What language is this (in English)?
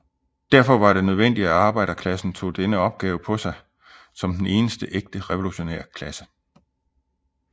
Danish